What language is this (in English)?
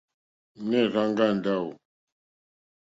Mokpwe